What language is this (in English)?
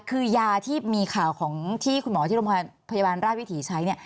Thai